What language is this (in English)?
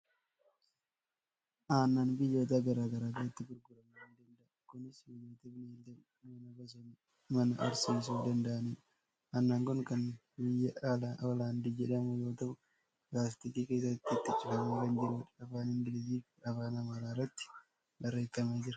Oromo